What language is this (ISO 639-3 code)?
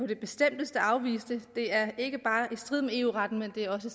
dan